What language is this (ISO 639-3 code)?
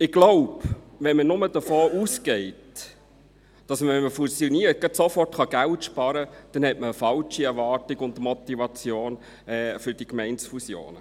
gsw